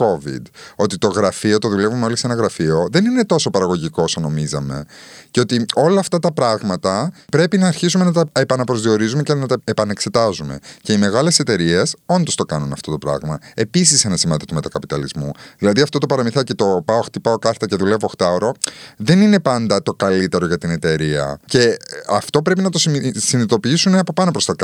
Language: Greek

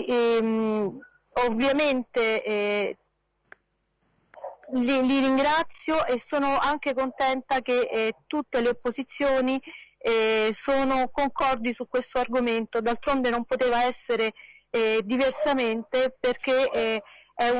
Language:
Italian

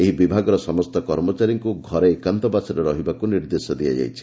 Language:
Odia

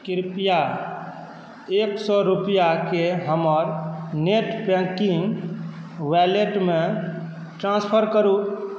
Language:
Maithili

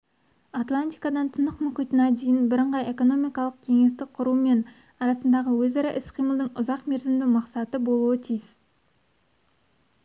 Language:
Kazakh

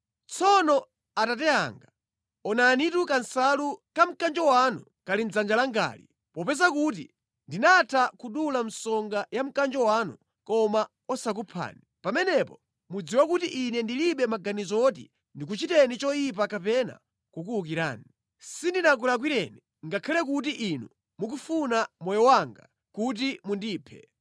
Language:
Nyanja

